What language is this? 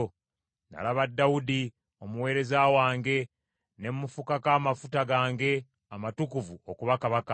Ganda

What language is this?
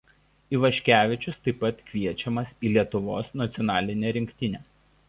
Lithuanian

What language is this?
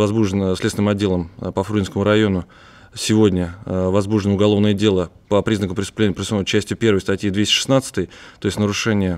Russian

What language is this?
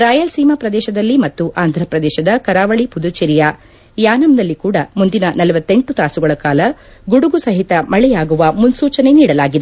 Kannada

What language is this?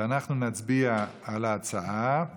Hebrew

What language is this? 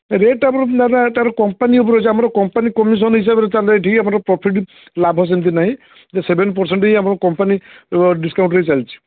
Odia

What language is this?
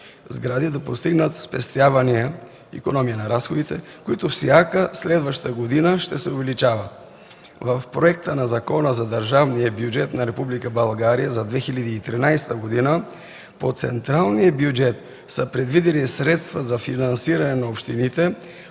Bulgarian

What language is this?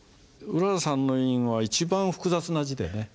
Japanese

